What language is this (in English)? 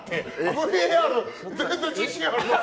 Japanese